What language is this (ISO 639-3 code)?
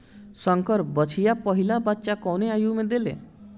bho